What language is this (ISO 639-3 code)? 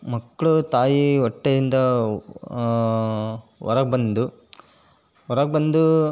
kan